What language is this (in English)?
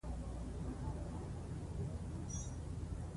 Pashto